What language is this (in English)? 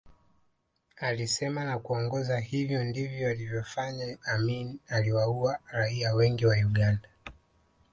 Swahili